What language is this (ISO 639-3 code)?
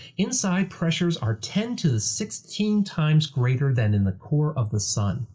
eng